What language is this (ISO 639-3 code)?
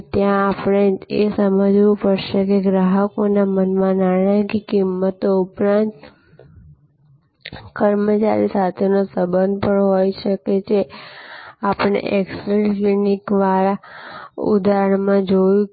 guj